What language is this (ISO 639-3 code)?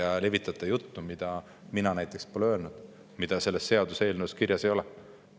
est